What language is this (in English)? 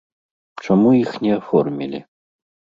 Belarusian